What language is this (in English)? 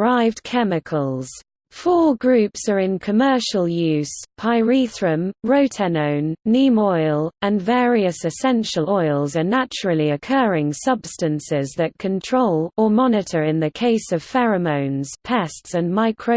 English